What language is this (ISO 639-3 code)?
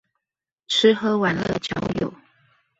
zho